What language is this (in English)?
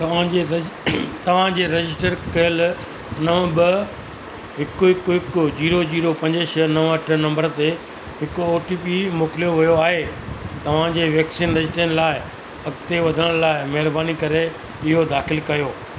Sindhi